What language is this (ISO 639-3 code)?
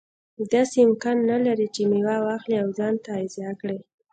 pus